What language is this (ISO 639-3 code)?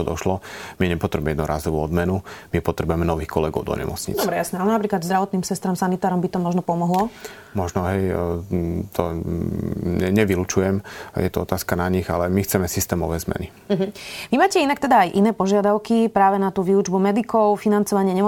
slk